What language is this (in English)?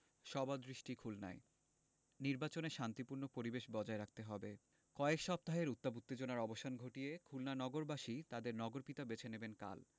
Bangla